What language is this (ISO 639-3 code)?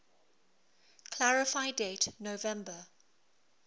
eng